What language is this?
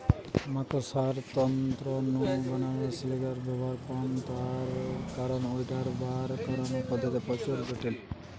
Bangla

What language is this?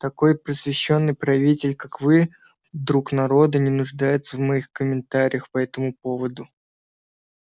Russian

